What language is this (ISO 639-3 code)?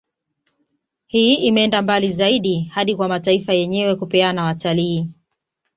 swa